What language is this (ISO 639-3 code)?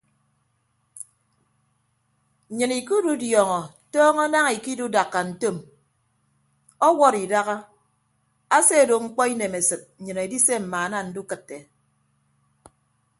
ibb